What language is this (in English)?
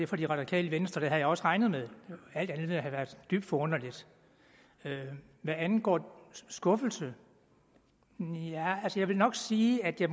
Danish